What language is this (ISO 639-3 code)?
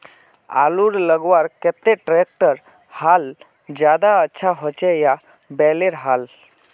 mag